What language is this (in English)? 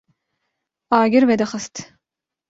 Kurdish